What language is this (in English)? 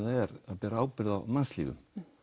Icelandic